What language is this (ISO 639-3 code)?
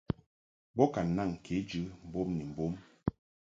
mhk